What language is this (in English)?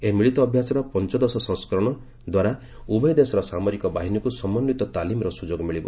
Odia